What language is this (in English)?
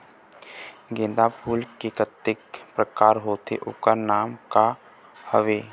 Chhattisgarhi